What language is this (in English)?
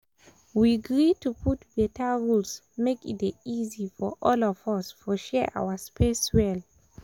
Nigerian Pidgin